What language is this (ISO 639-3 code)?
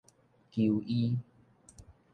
nan